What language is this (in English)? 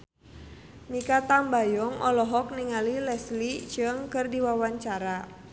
Sundanese